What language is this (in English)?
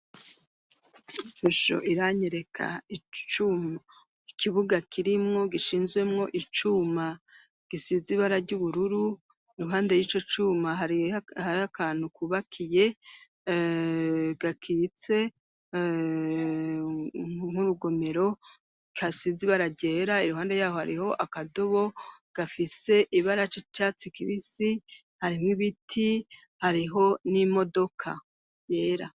Rundi